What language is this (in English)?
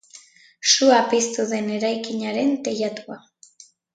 Basque